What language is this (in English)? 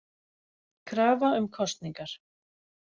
Icelandic